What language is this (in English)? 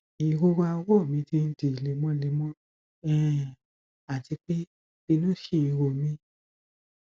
Yoruba